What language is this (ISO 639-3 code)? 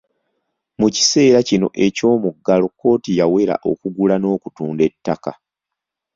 lug